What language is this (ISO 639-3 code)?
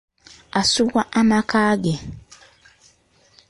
lug